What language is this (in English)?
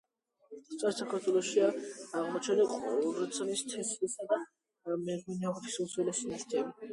Georgian